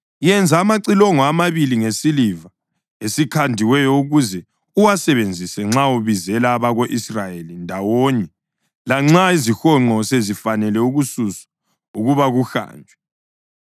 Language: North Ndebele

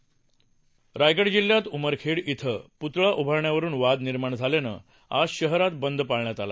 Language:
Marathi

